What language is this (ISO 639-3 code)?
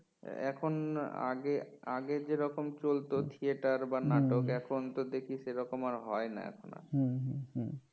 ben